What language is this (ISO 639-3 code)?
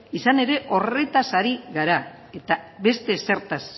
eus